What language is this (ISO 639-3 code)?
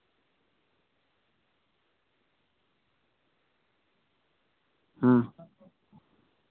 sat